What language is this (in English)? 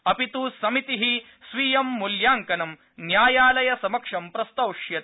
Sanskrit